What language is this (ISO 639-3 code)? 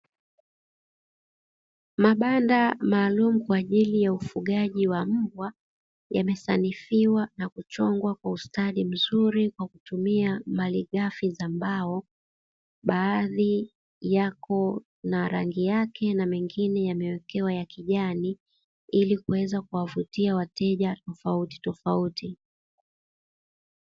swa